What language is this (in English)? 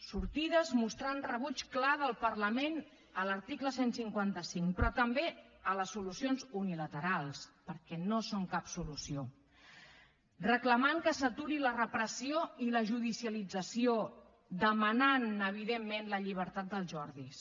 Catalan